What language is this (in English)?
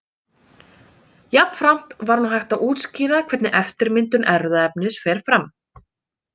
Icelandic